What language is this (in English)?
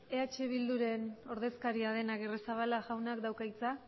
Basque